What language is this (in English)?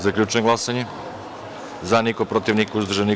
Serbian